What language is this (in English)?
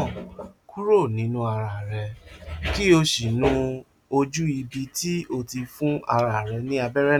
Yoruba